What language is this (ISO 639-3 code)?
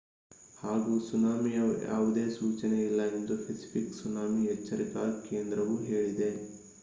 kan